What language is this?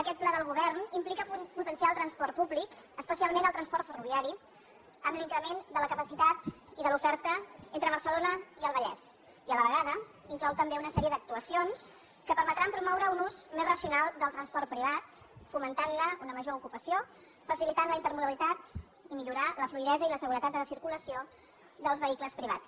Catalan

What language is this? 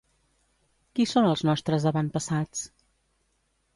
Catalan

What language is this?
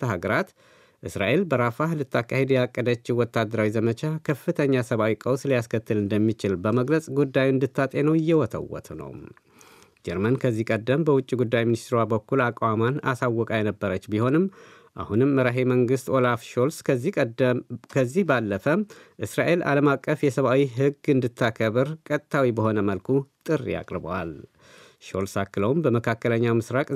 Amharic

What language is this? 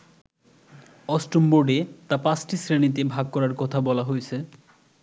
Bangla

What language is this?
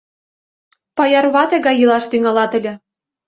Mari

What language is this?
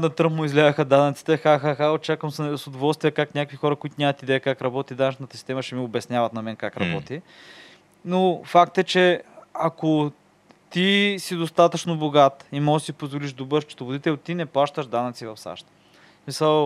Bulgarian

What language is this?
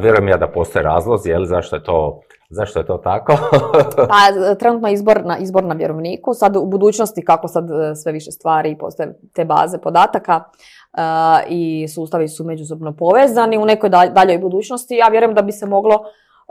Croatian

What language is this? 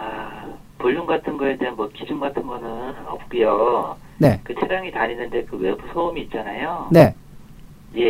Korean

